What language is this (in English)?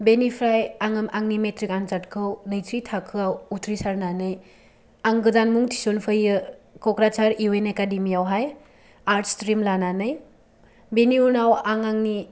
Bodo